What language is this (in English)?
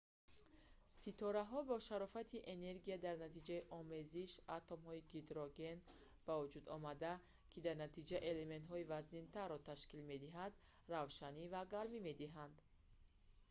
Tajik